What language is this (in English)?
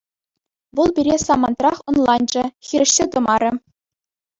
Chuvash